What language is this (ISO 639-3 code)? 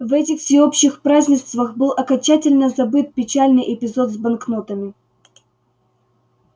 rus